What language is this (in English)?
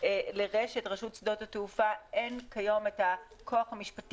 Hebrew